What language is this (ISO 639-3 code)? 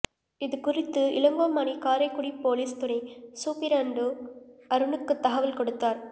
tam